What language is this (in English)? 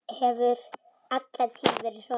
Icelandic